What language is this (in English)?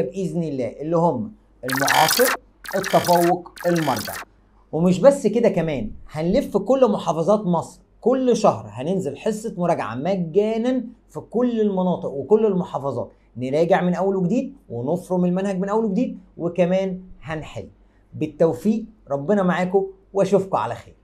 Arabic